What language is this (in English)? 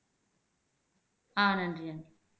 Tamil